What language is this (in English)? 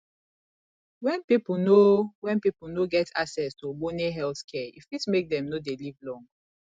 Nigerian Pidgin